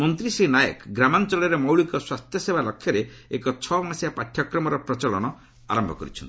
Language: Odia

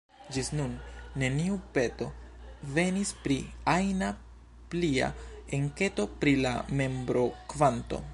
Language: Esperanto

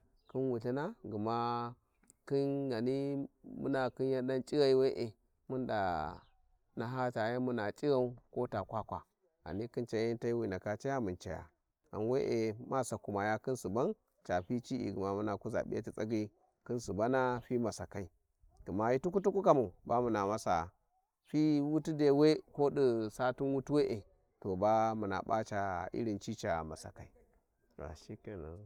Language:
Warji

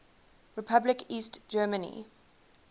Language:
English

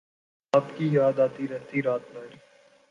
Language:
Urdu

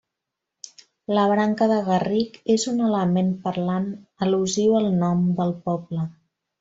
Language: Catalan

